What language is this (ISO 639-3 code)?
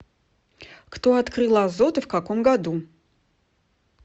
rus